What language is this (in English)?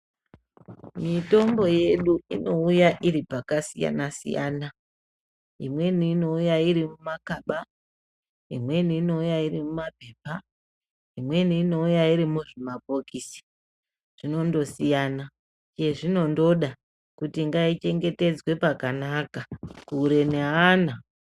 Ndau